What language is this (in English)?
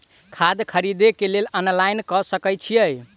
Maithili